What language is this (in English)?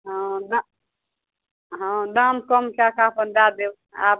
Maithili